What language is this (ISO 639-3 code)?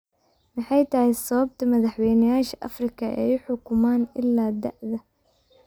som